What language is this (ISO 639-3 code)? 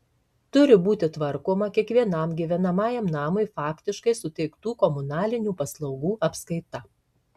lit